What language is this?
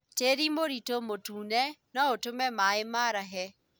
Kikuyu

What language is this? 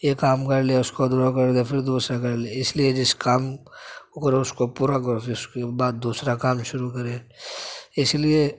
Urdu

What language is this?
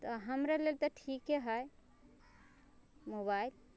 Maithili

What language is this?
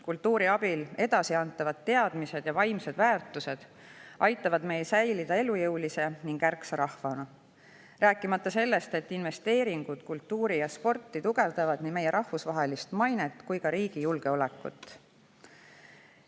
Estonian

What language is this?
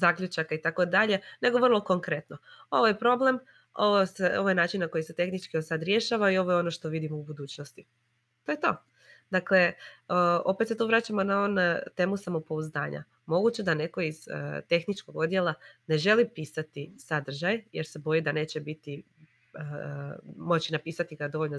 Croatian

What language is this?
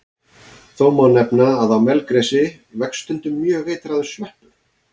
Icelandic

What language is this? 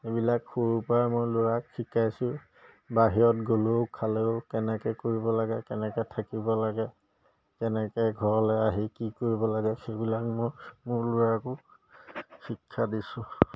Assamese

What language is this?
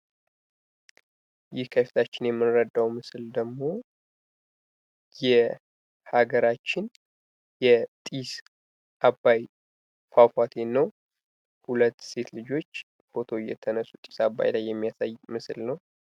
Amharic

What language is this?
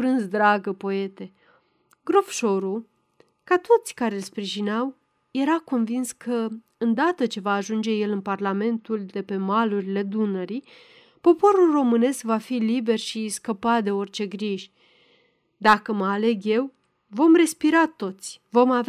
Romanian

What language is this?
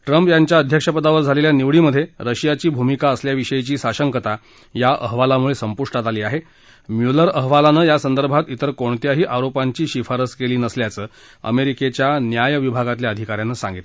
Marathi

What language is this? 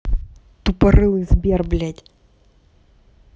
Russian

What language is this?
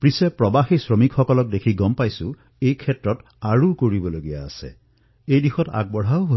Assamese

